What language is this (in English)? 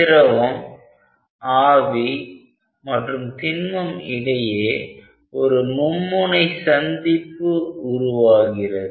Tamil